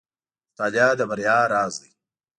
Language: Pashto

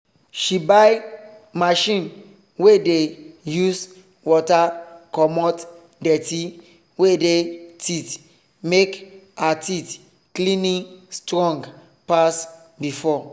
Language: Nigerian Pidgin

